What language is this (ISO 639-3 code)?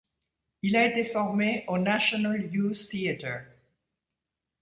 fra